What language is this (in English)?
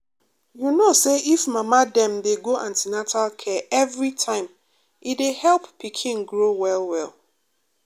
Nigerian Pidgin